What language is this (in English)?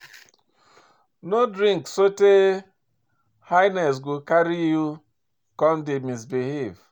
Nigerian Pidgin